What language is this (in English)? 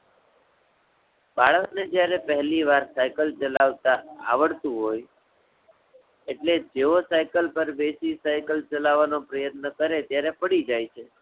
Gujarati